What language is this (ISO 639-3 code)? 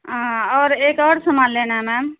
urd